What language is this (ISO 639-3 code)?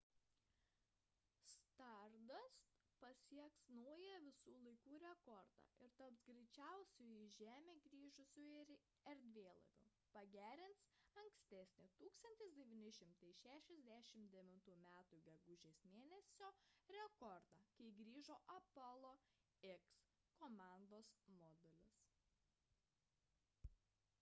lit